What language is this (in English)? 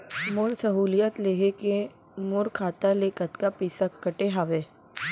Chhattisgarhi